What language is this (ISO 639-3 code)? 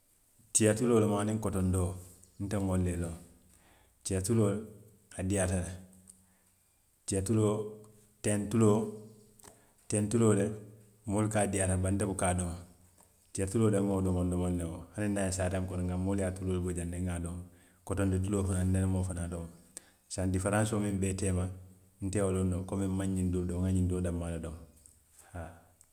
mlq